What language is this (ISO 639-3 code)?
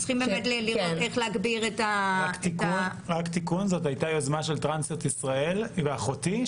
heb